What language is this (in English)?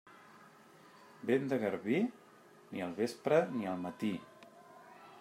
Catalan